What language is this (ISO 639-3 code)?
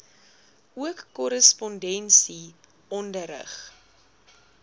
afr